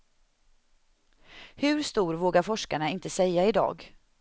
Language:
Swedish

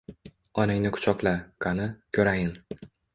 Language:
Uzbek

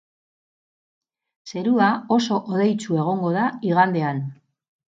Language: Basque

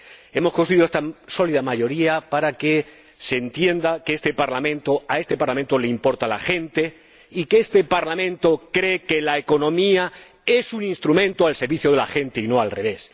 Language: Spanish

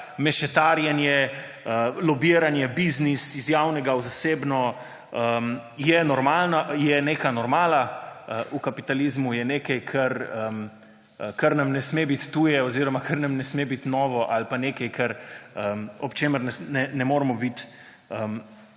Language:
Slovenian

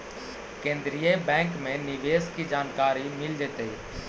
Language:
Magahi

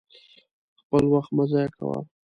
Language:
Pashto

